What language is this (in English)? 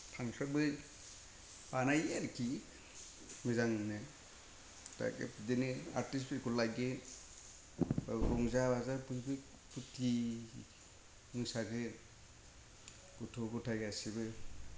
Bodo